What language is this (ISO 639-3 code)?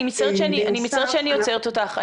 heb